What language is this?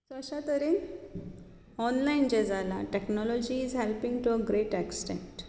Konkani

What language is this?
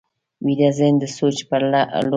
Pashto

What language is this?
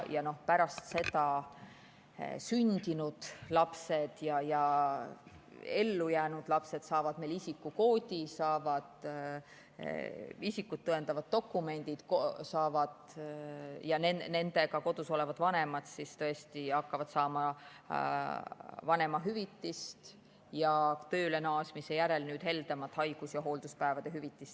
Estonian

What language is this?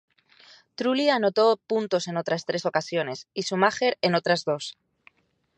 Spanish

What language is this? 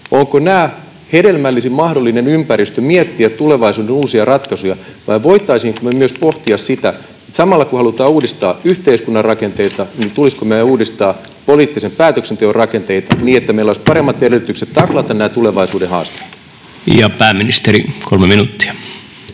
Finnish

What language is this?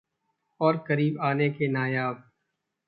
Hindi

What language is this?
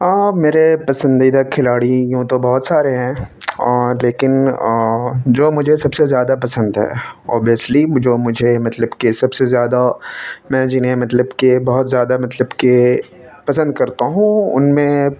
Urdu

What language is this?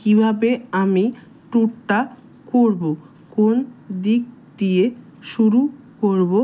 Bangla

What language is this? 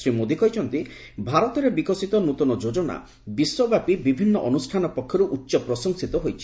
Odia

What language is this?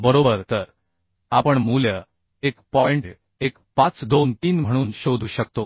Marathi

